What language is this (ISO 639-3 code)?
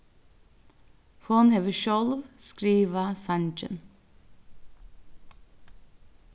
fao